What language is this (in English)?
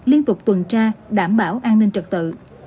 Vietnamese